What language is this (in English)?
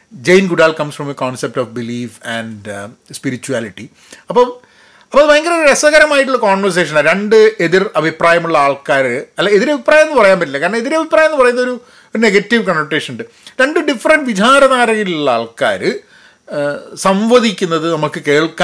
Malayalam